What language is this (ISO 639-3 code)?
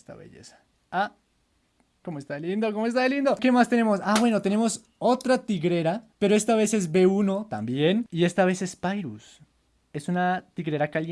spa